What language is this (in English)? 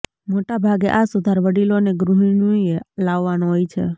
Gujarati